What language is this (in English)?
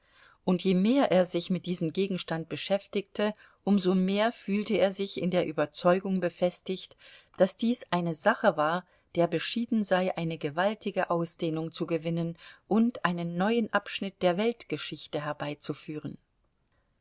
German